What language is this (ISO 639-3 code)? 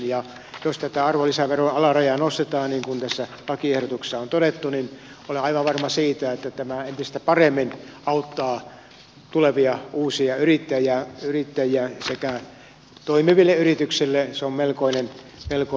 fin